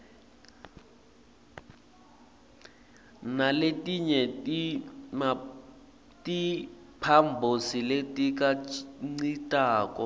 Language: Swati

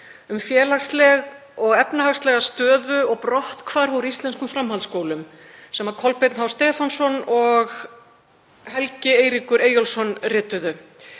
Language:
Icelandic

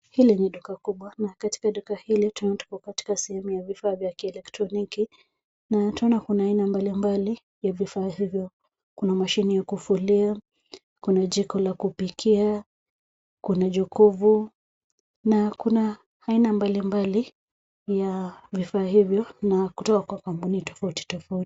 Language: Swahili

